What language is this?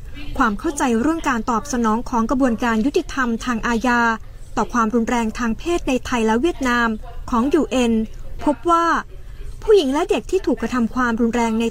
Thai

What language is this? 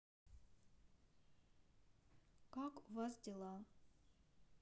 Russian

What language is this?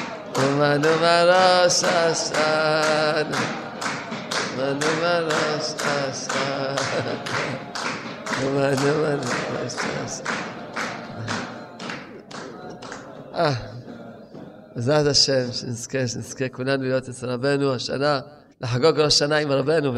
Hebrew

